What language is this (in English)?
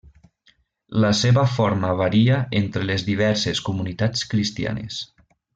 Catalan